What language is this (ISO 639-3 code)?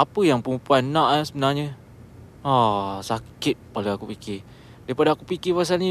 msa